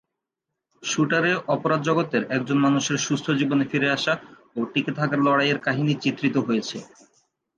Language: Bangla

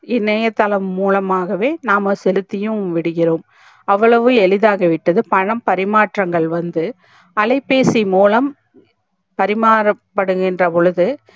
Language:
Tamil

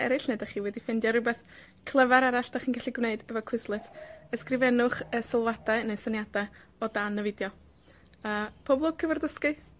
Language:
Welsh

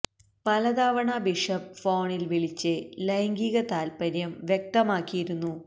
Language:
Malayalam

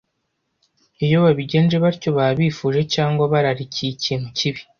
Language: Kinyarwanda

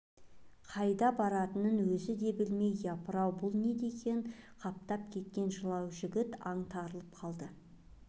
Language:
Kazakh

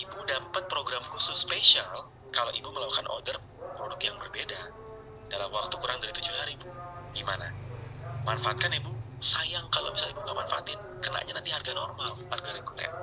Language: Indonesian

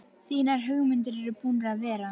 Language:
Icelandic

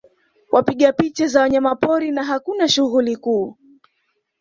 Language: Swahili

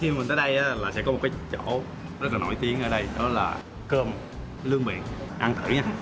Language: Vietnamese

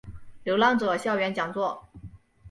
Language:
Chinese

